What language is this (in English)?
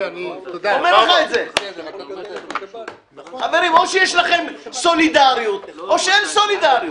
Hebrew